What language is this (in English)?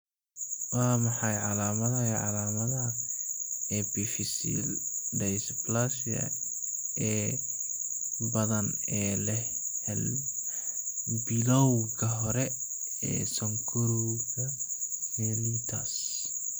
Somali